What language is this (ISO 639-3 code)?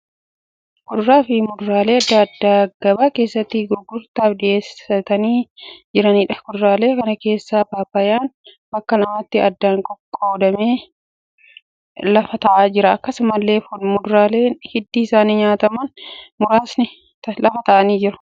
orm